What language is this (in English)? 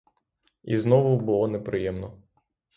Ukrainian